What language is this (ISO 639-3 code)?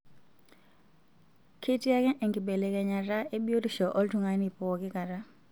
mas